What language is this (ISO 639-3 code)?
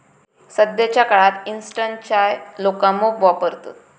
mar